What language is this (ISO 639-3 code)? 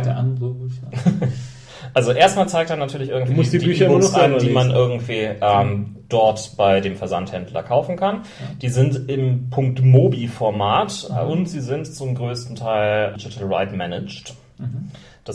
deu